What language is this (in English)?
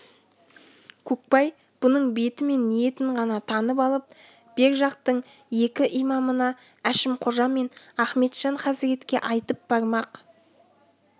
Kazakh